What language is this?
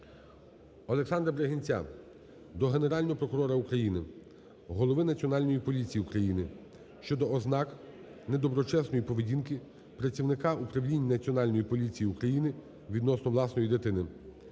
Ukrainian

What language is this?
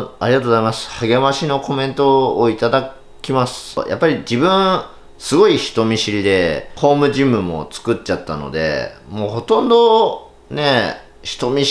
Japanese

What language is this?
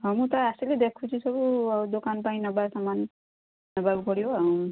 Odia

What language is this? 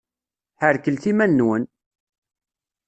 Kabyle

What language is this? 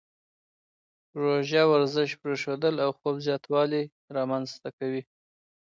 Pashto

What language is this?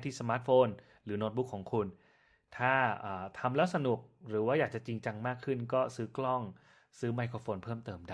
Thai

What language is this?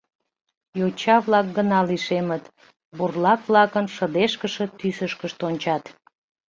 Mari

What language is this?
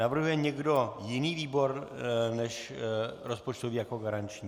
Czech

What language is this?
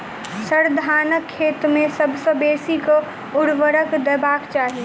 Maithili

